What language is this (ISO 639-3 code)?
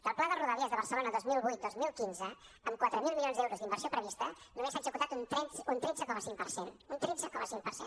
cat